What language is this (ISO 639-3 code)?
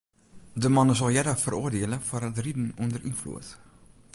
fry